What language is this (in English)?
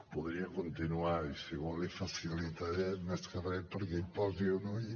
Catalan